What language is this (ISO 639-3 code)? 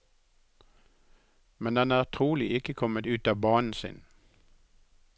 nor